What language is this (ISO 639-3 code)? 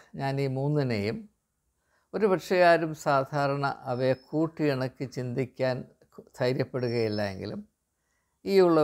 mal